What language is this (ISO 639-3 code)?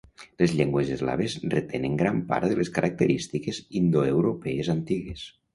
cat